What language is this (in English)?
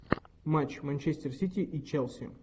Russian